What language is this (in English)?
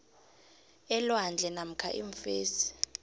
South Ndebele